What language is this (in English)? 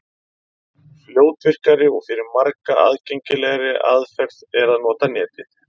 Icelandic